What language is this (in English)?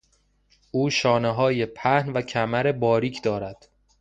Persian